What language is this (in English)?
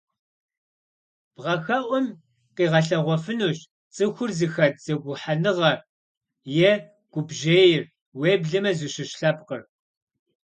Kabardian